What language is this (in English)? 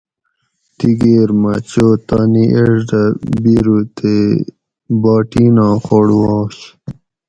Gawri